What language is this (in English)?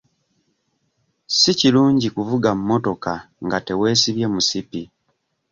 Ganda